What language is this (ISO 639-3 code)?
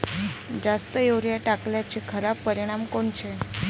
mar